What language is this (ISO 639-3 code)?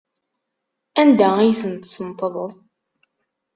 kab